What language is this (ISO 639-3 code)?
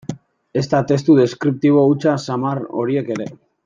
eus